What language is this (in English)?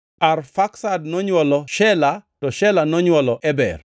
Luo (Kenya and Tanzania)